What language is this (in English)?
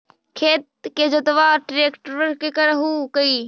Magahi